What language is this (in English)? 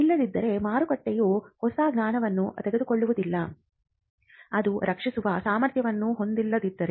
Kannada